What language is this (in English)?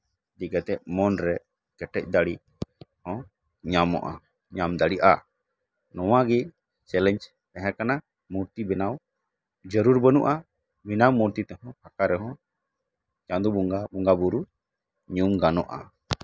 Santali